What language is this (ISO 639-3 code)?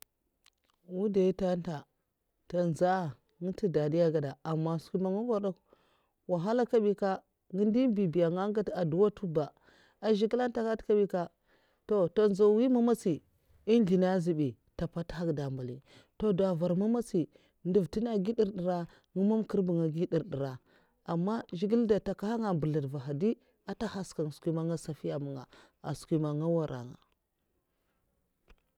maf